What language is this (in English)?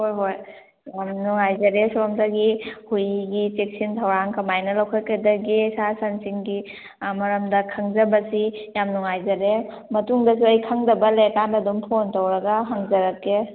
Manipuri